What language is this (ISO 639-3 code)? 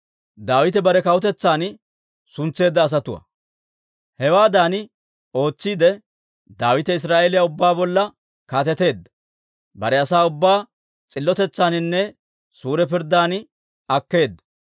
dwr